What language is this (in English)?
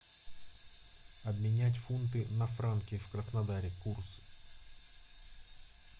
Russian